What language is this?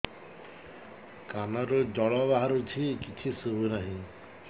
Odia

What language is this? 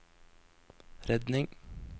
Norwegian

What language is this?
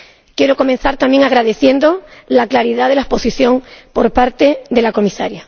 Spanish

